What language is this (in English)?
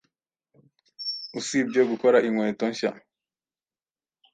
Kinyarwanda